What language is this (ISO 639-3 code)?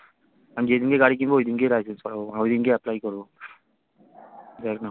ben